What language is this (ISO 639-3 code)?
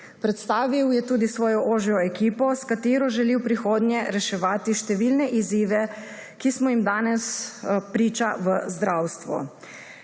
slv